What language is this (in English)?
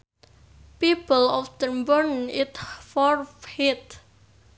Sundanese